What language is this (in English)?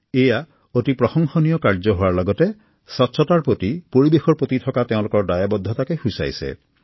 Assamese